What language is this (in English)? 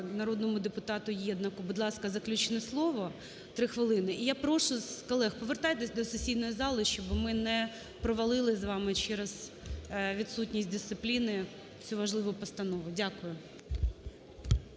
Ukrainian